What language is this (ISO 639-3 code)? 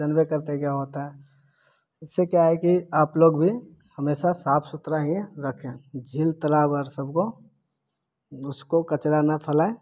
hin